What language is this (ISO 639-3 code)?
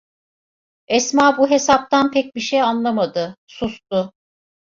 tur